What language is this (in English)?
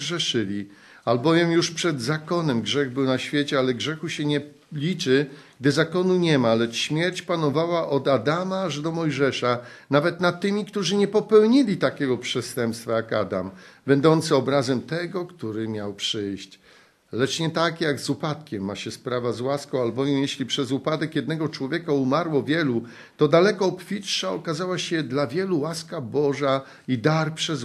Polish